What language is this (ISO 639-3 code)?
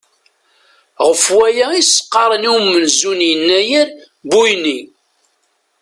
kab